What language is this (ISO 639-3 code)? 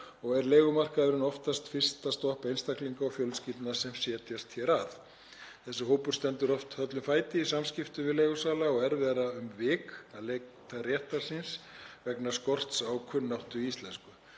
isl